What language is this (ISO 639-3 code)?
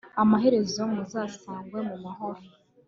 kin